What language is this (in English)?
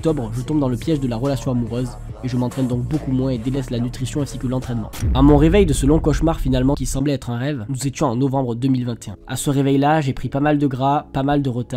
French